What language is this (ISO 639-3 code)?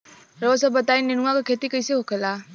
bho